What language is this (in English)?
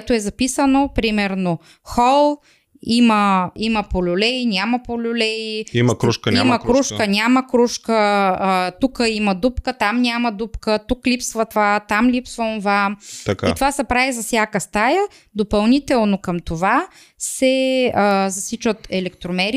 Bulgarian